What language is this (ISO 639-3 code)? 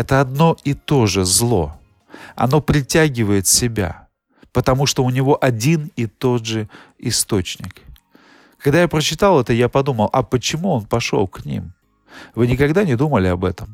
rus